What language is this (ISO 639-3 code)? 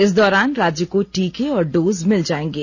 hin